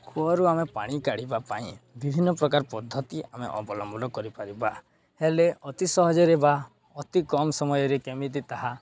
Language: Odia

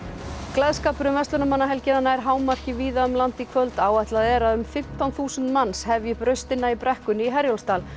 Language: Icelandic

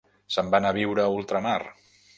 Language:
Catalan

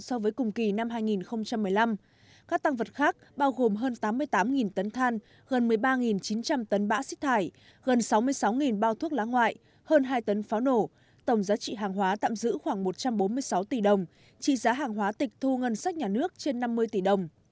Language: Vietnamese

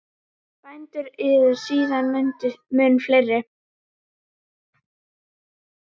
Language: Icelandic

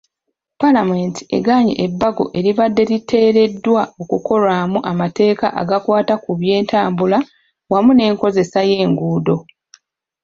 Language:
Ganda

